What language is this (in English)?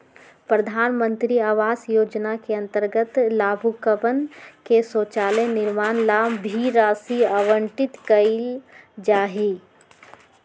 Magahi